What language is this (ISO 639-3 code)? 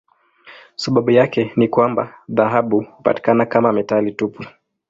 swa